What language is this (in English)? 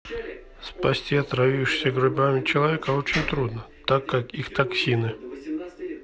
Russian